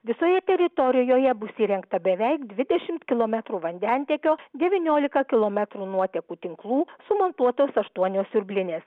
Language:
Lithuanian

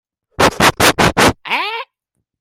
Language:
Hakha Chin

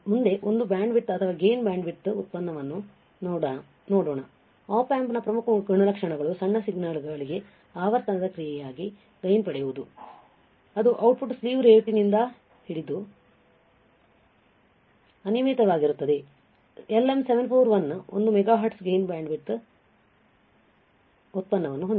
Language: Kannada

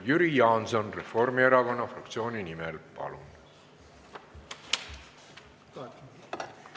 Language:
Estonian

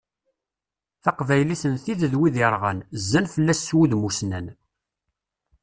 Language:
Kabyle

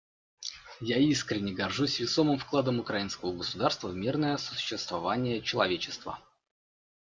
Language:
Russian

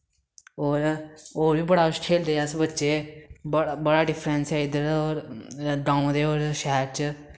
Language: Dogri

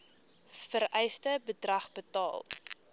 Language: Afrikaans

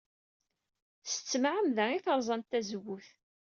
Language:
Kabyle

